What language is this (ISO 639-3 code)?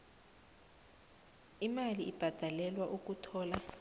nbl